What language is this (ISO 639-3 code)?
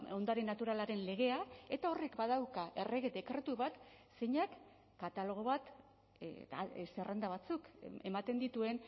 eus